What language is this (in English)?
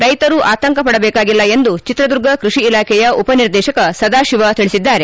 Kannada